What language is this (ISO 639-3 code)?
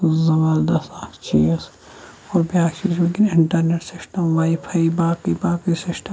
kas